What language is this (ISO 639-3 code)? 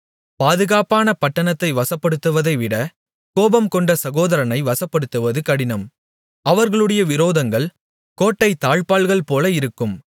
tam